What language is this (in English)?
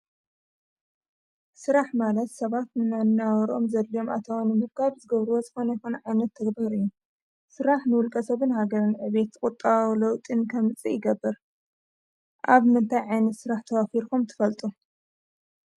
Tigrinya